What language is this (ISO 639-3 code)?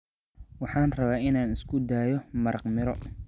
som